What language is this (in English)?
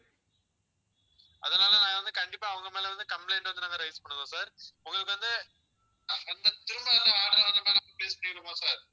Tamil